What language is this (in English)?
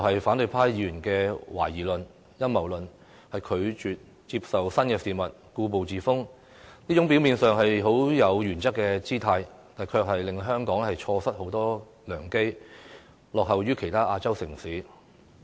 Cantonese